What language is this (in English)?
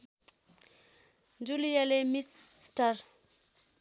Nepali